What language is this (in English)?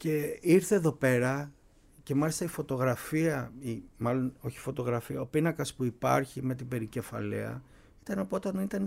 Greek